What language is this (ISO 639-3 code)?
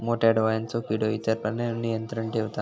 mar